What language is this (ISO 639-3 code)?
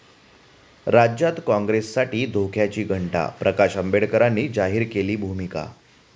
mar